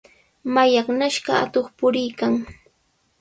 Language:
Sihuas Ancash Quechua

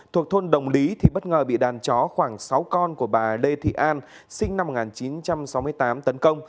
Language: Vietnamese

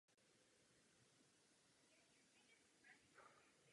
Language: Czech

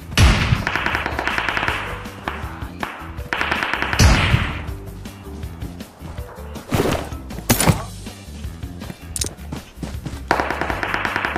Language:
Indonesian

